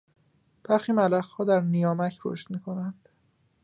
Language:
Persian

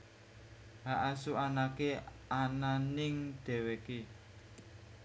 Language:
Javanese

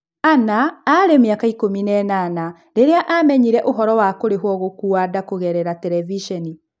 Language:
Kikuyu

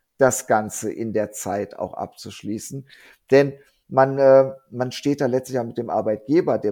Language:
German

